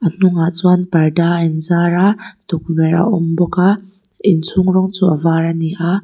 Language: Mizo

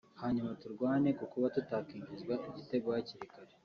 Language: Kinyarwanda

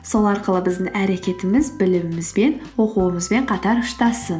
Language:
Kazakh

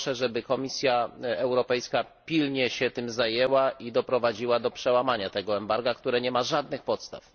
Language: Polish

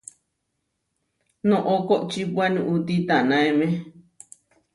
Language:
Huarijio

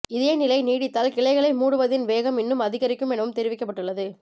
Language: Tamil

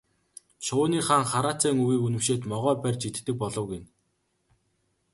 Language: Mongolian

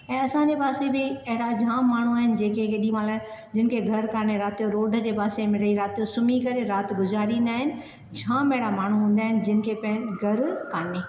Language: Sindhi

